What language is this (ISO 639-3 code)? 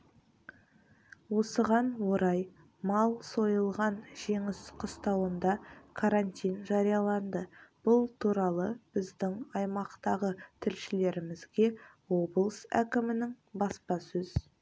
kaz